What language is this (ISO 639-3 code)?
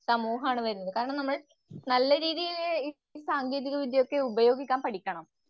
mal